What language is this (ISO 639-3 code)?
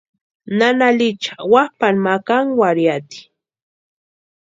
pua